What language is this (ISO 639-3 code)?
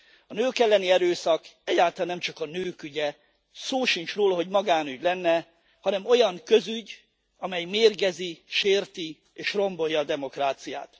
hun